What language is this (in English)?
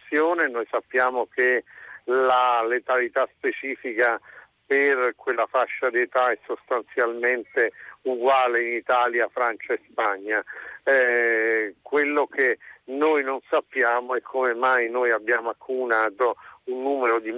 Italian